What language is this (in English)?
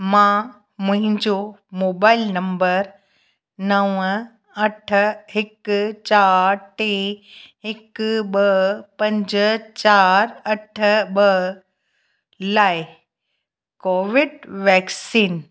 Sindhi